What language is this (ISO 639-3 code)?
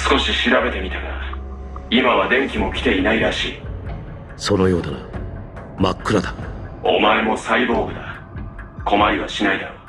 jpn